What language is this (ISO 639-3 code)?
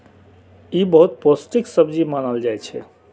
mai